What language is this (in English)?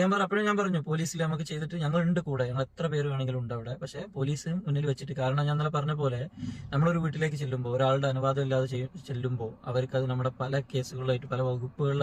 Malayalam